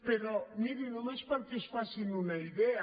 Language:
Catalan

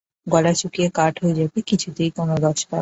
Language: Bangla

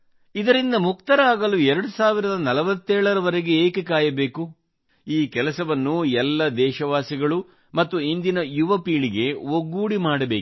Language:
Kannada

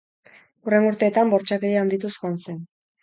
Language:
Basque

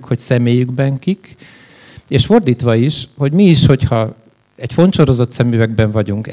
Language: Hungarian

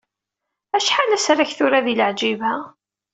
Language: Kabyle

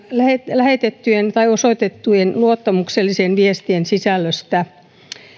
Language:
Finnish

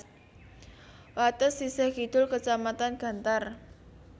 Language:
Javanese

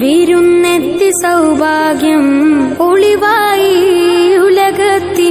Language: Malayalam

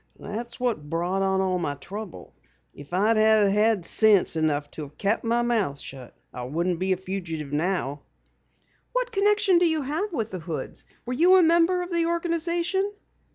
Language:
English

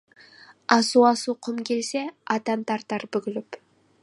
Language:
Kazakh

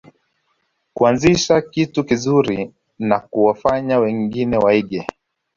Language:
Swahili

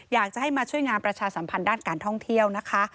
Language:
Thai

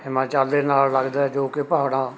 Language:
Punjabi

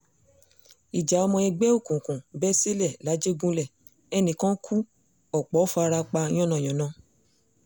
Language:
Yoruba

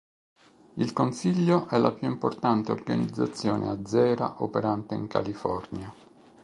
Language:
Italian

